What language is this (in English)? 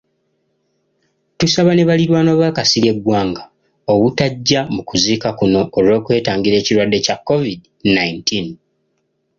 Ganda